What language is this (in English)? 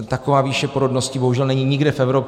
Czech